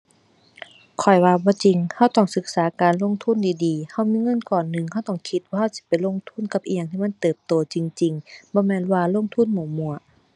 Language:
Thai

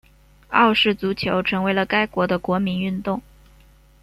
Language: Chinese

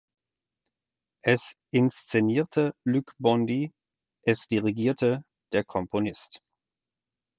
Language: German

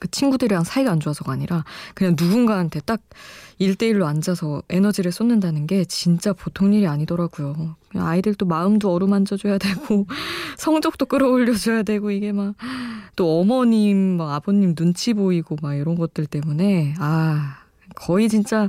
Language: Korean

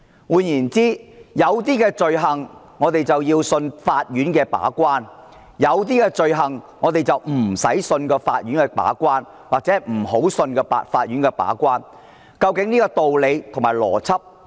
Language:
Cantonese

